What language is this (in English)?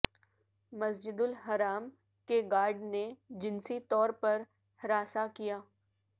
Urdu